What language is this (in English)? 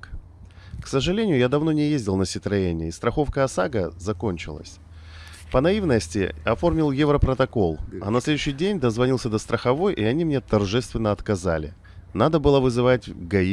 Russian